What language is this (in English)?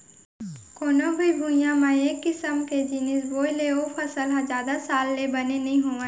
Chhattisgarhi